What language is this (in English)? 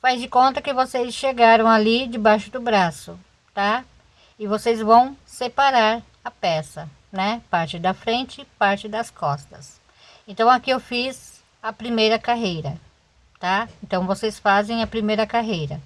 Portuguese